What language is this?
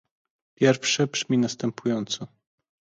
Polish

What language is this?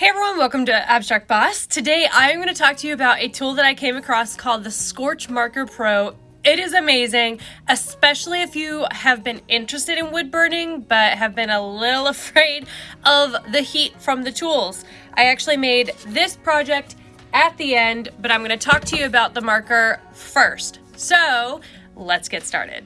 English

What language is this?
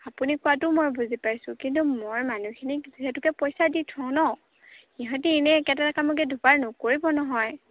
Assamese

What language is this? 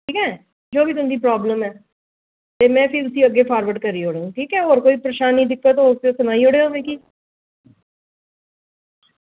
Dogri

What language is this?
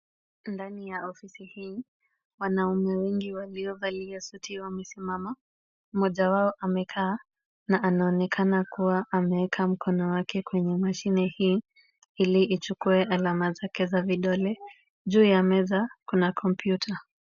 Swahili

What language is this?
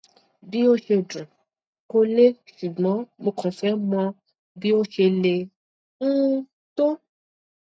Yoruba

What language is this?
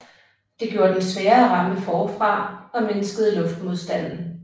Danish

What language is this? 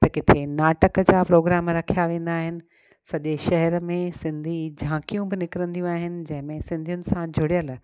Sindhi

